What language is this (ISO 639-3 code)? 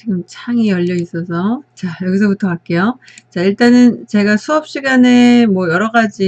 kor